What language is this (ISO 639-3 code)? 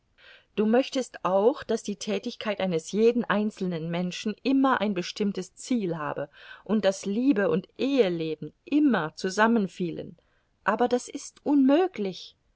deu